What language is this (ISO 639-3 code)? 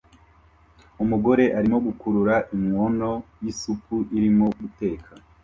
kin